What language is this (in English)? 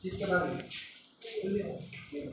Maithili